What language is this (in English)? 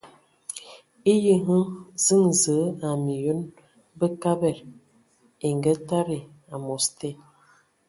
Ewondo